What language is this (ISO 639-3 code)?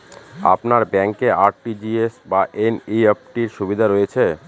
ben